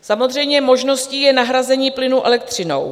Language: Czech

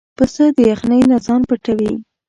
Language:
Pashto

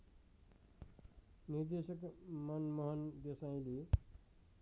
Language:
Nepali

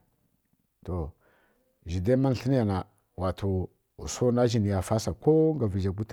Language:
Kirya-Konzəl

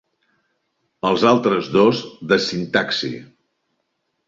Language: Catalan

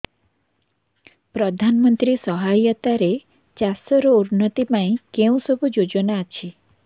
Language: Odia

